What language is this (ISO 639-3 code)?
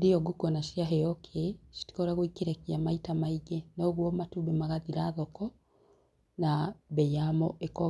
kik